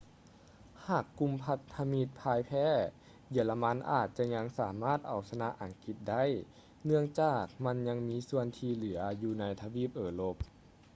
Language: Lao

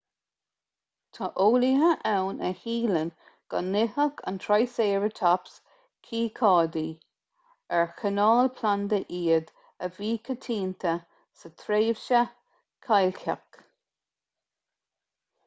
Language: Irish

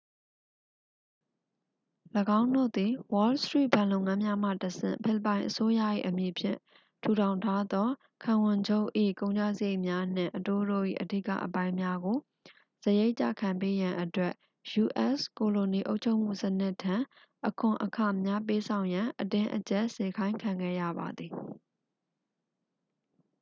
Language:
Burmese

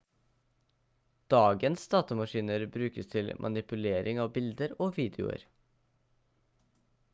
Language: Norwegian Bokmål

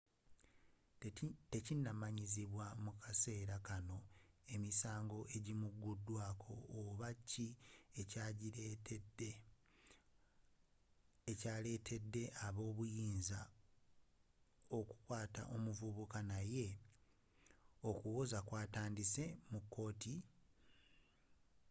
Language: Ganda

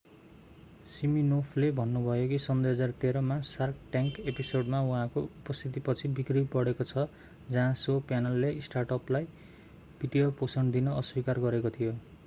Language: Nepali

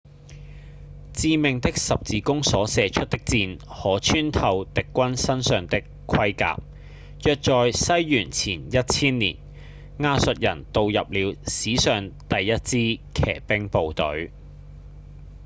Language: Cantonese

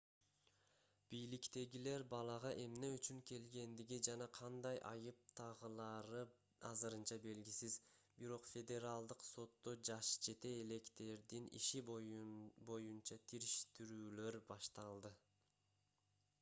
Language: Kyrgyz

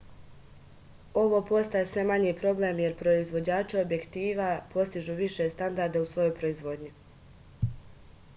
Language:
Serbian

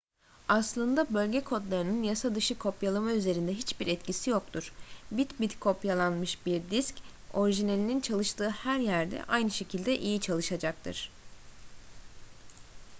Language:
Turkish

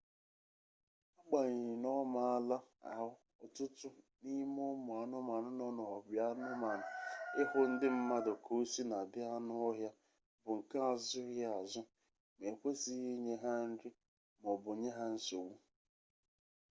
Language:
Igbo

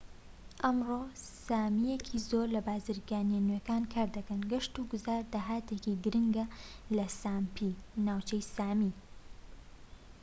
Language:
Central Kurdish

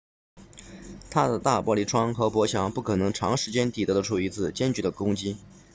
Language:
Chinese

